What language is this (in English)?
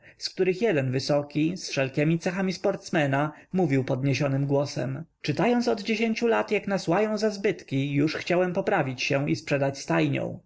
Polish